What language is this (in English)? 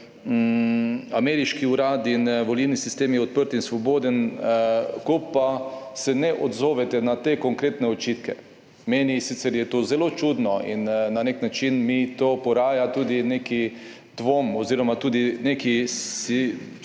Slovenian